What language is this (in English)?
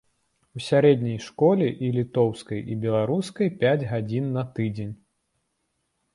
Belarusian